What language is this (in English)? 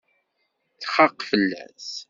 Kabyle